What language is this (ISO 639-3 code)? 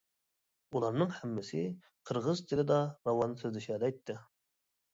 uig